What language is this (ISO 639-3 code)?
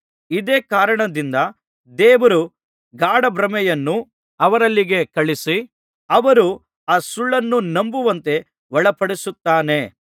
kan